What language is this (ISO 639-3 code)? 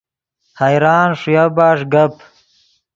ydg